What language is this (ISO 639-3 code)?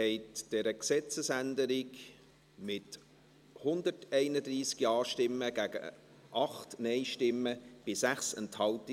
gsw